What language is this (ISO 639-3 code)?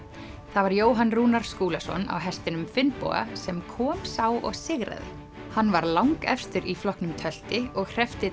isl